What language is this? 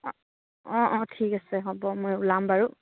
Assamese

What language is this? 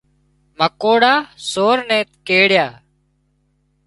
Wadiyara Koli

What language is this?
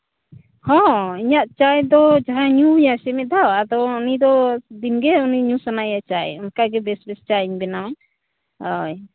Santali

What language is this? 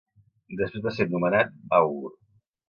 Catalan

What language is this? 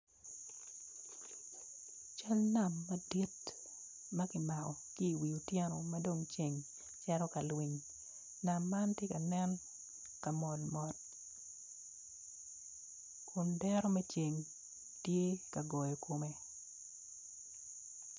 Acoli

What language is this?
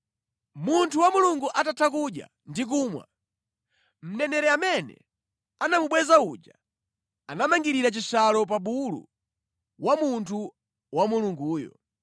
Nyanja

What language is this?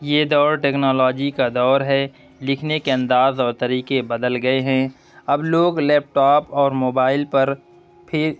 Urdu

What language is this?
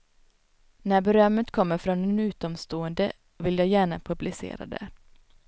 Swedish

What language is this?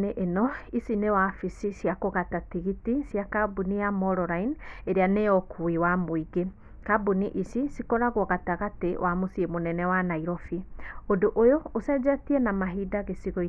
Kikuyu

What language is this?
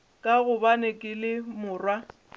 Northern Sotho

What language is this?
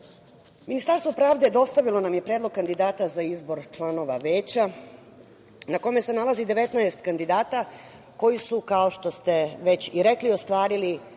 Serbian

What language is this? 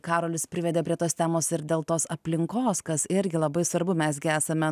Lithuanian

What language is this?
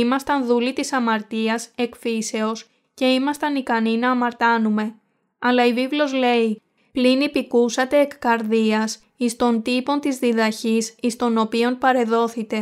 Greek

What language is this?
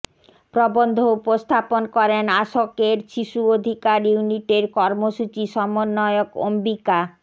Bangla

